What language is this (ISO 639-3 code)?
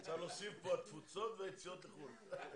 heb